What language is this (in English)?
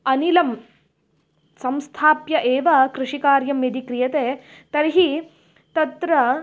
Sanskrit